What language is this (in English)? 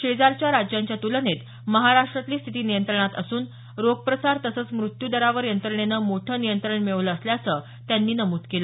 Marathi